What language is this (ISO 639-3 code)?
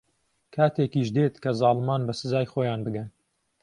ckb